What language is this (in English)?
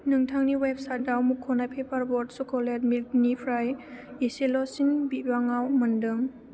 Bodo